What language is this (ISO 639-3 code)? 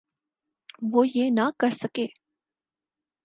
urd